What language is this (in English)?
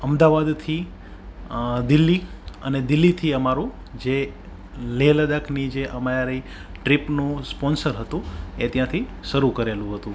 Gujarati